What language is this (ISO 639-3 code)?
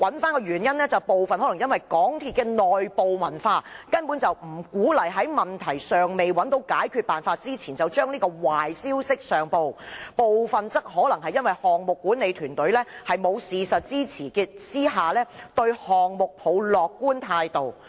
yue